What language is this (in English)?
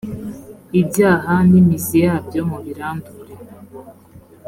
Kinyarwanda